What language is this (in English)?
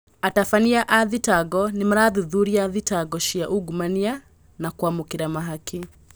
Kikuyu